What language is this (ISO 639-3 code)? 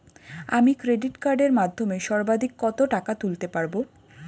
ben